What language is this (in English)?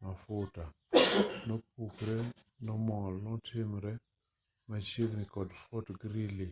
Luo (Kenya and Tanzania)